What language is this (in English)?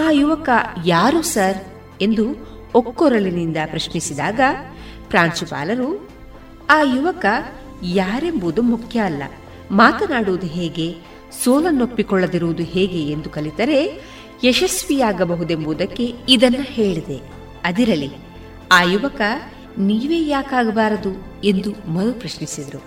Kannada